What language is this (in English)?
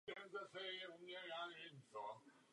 Czech